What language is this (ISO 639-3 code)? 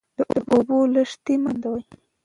pus